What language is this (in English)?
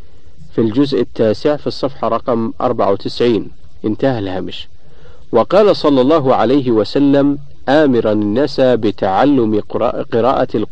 Arabic